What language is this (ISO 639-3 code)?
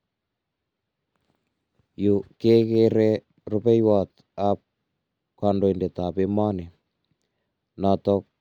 kln